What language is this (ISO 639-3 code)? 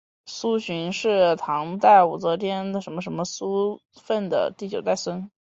zho